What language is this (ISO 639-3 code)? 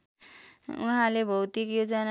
nep